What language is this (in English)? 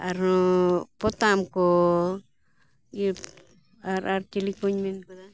Santali